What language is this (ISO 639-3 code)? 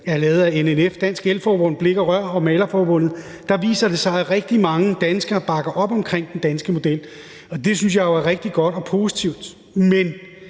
dan